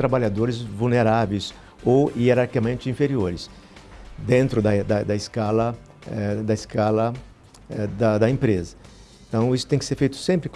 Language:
Portuguese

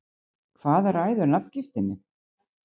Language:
Icelandic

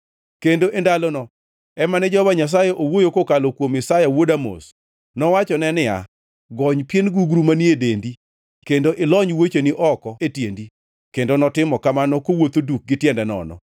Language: Luo (Kenya and Tanzania)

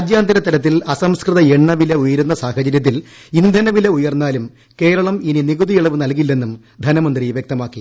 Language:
Malayalam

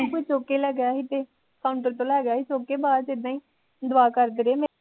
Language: Punjabi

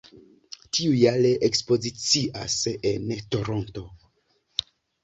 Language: Esperanto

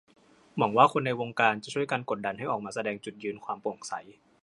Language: Thai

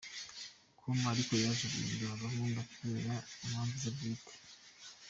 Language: Kinyarwanda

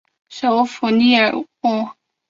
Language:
Chinese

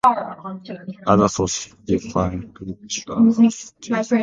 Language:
English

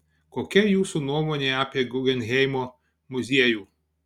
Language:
Lithuanian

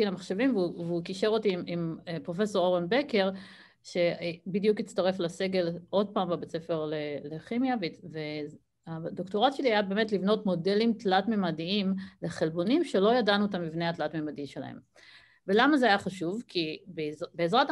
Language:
Hebrew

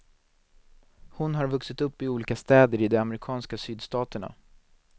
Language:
Swedish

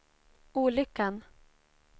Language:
Swedish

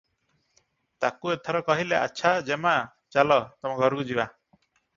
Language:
Odia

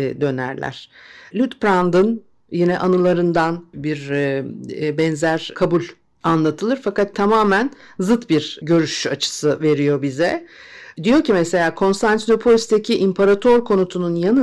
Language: Turkish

